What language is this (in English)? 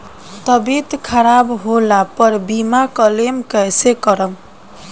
Bhojpuri